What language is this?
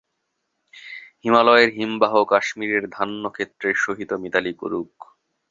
Bangla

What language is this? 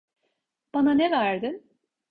Turkish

